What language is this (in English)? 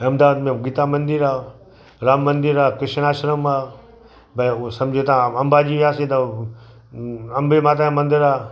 Sindhi